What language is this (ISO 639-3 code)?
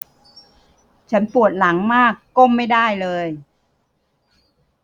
tha